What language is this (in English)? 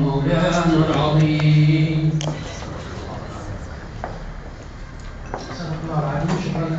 Arabic